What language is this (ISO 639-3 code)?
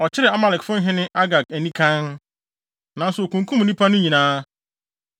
aka